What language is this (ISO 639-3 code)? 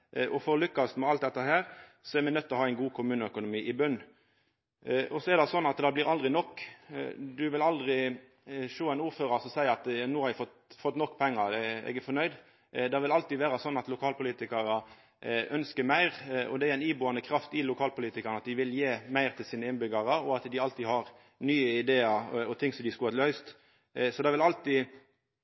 nno